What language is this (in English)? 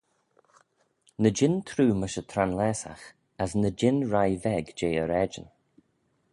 Manx